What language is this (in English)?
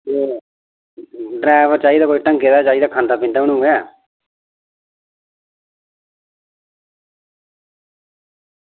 Dogri